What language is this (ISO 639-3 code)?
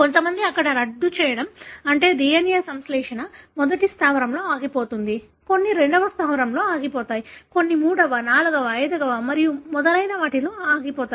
tel